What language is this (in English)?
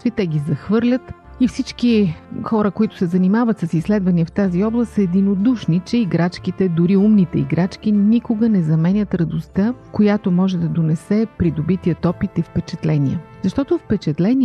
Bulgarian